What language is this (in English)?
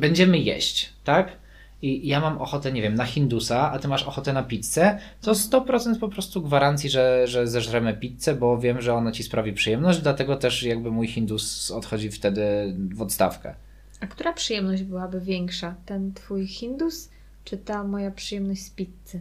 Polish